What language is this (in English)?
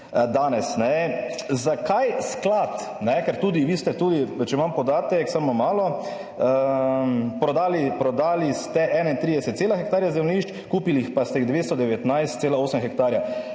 Slovenian